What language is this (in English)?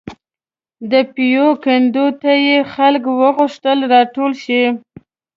Pashto